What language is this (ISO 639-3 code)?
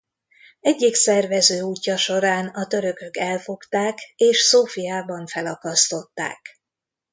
hun